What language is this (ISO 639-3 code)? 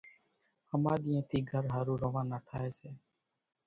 gjk